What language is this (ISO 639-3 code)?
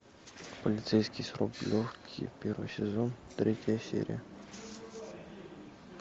rus